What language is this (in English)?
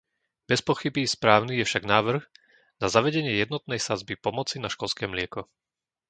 Slovak